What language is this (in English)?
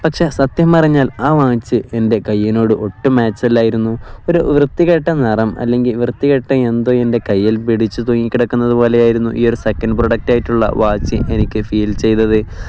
Malayalam